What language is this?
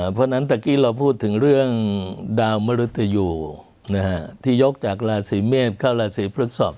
Thai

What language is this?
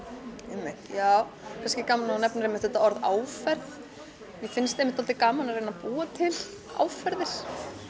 Icelandic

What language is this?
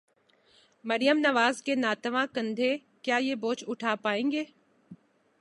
Urdu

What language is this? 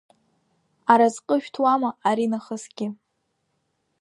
Abkhazian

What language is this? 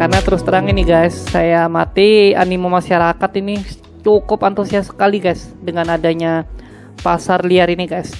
Indonesian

